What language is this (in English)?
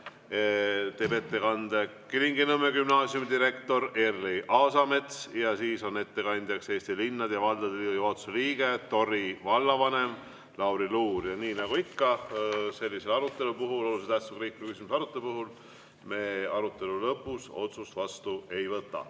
Estonian